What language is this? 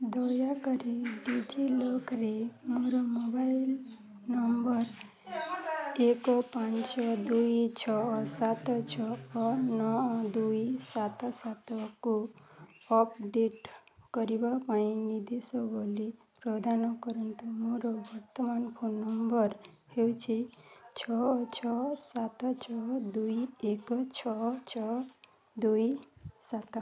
Odia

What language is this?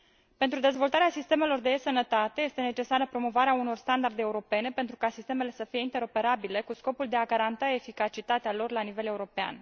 Romanian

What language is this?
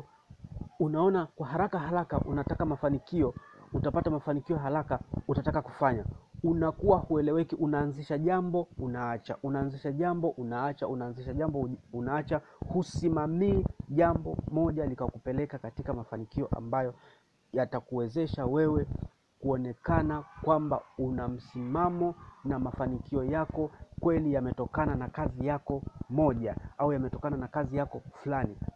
Swahili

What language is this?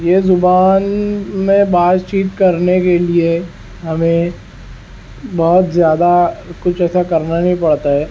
Urdu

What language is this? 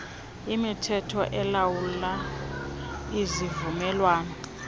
Xhosa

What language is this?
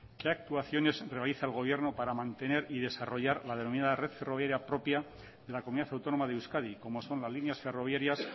Spanish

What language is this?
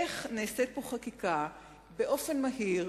Hebrew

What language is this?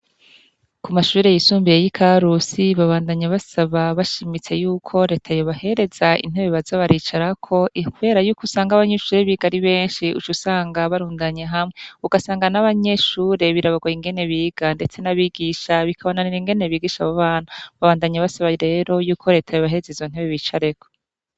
Rundi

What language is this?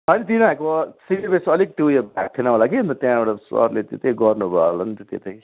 Nepali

